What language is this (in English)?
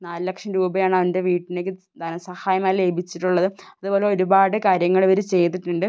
Malayalam